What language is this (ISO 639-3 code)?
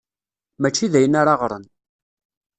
kab